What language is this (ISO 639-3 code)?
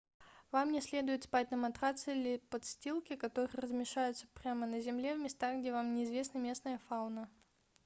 rus